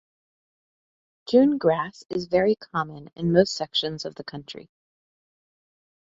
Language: English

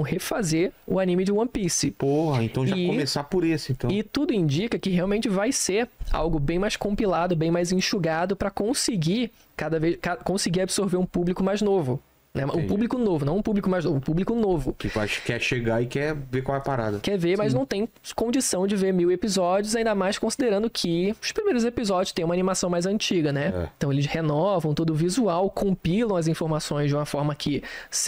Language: Portuguese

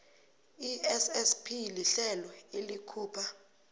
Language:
South Ndebele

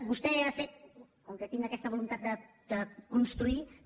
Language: Catalan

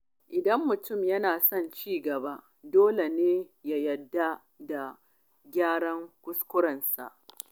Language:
Hausa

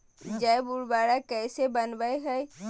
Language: Magahi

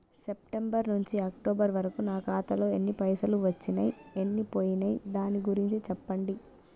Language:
Telugu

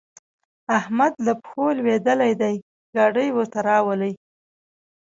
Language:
Pashto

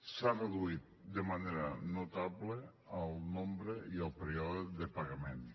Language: Catalan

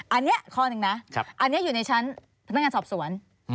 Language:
Thai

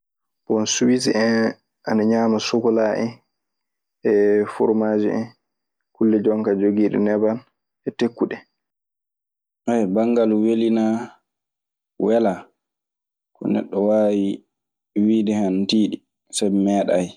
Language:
Maasina Fulfulde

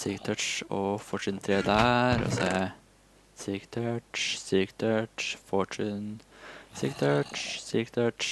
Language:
Norwegian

